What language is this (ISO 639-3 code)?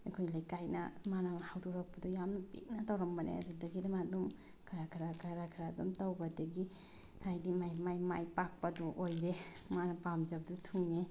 mni